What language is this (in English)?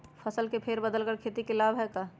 Magahi